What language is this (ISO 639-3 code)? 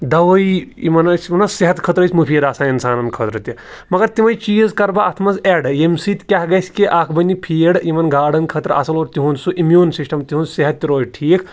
kas